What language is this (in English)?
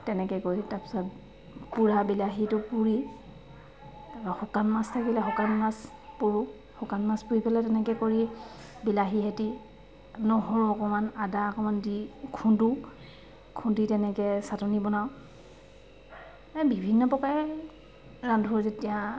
Assamese